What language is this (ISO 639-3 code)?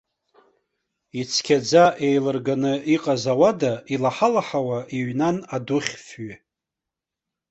abk